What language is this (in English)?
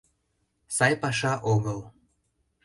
Mari